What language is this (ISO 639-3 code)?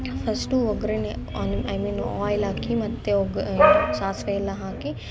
kan